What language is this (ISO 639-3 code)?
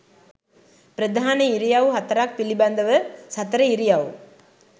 sin